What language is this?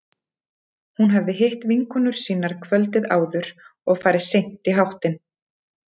Icelandic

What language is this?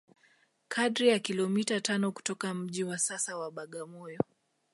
Swahili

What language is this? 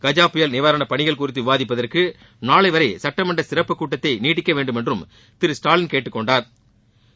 Tamil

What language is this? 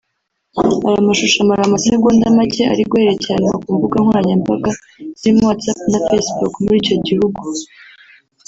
Kinyarwanda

